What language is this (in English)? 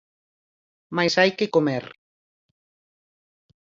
Galician